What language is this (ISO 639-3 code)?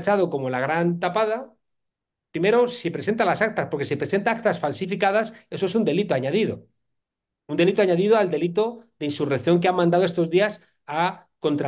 spa